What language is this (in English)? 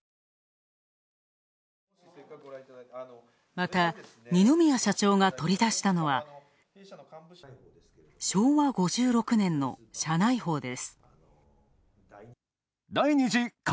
Japanese